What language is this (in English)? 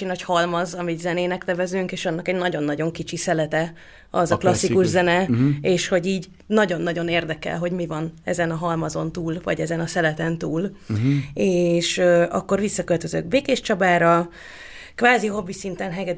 Hungarian